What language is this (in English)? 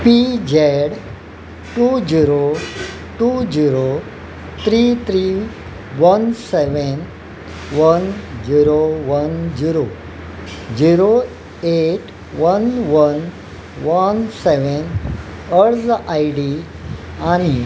Konkani